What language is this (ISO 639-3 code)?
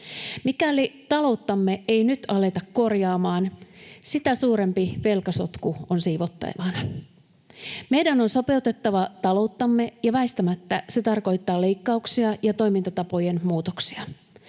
fin